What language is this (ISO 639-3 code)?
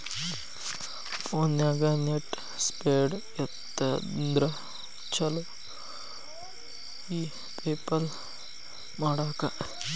kan